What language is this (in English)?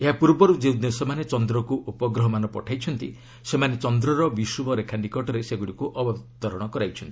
Odia